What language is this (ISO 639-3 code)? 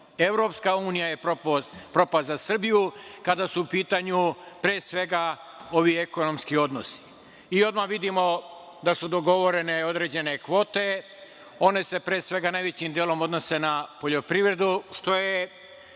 srp